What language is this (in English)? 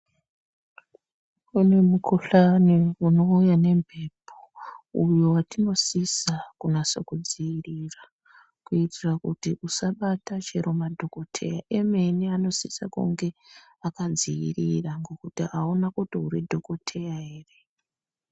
Ndau